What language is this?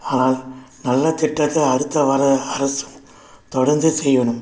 Tamil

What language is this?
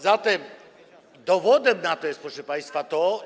Polish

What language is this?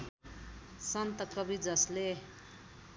Nepali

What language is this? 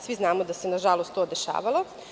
Serbian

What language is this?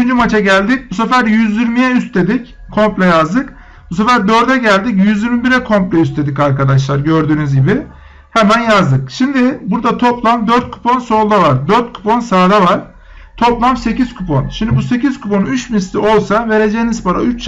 Turkish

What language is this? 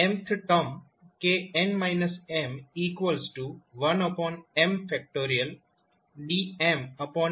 Gujarati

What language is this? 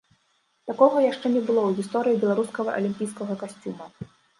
Belarusian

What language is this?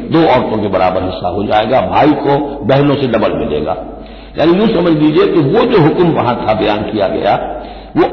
Arabic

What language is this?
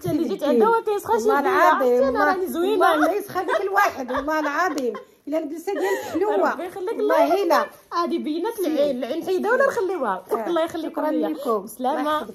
Arabic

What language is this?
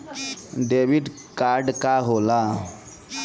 Bhojpuri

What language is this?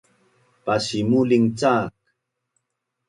Bunun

